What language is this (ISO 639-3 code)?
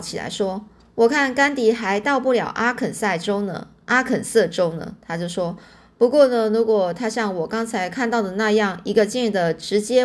zho